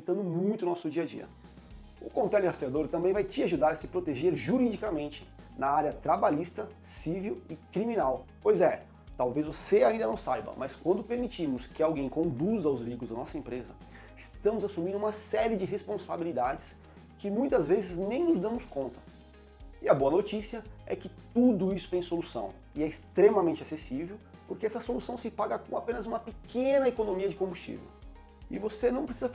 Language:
Portuguese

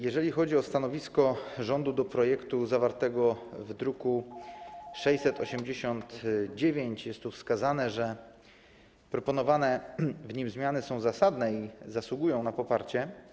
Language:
Polish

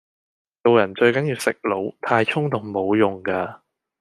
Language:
Cantonese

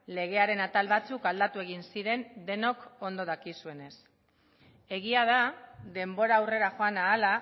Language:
Basque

